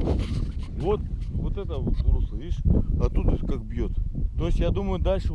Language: Russian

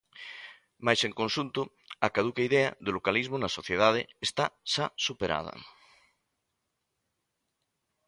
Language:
Galician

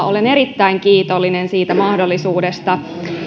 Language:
Finnish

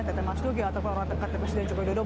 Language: Indonesian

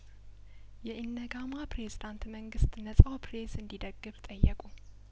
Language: Amharic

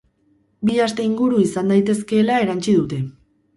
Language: Basque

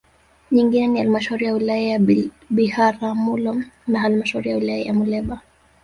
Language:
Swahili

